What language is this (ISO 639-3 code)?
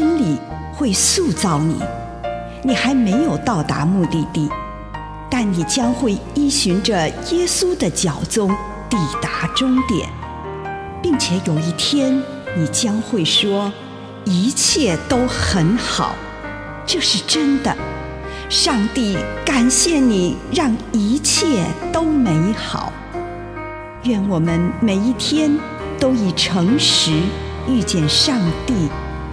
zho